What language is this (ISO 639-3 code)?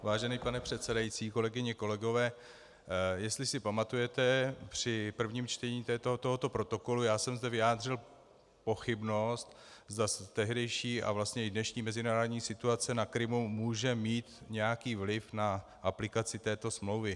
ces